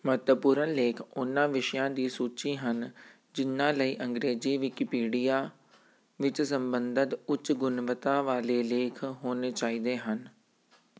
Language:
Punjabi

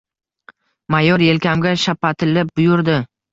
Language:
Uzbek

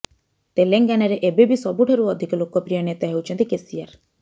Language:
Odia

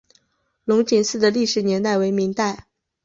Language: Chinese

